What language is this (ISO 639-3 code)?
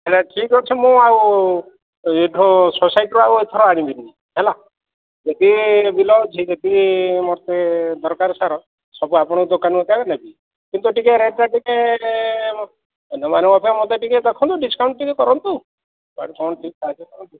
ori